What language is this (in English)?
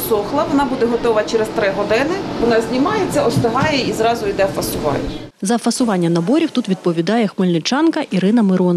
Ukrainian